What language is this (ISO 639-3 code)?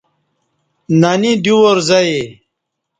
bsh